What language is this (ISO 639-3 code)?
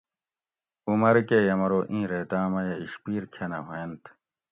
gwc